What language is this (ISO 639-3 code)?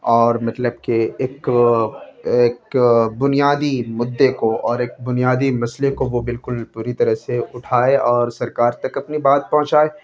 urd